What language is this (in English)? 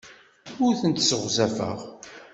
Kabyle